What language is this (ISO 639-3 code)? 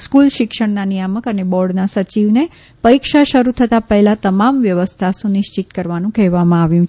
guj